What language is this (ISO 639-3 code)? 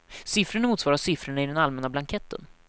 swe